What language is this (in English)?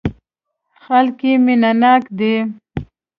Pashto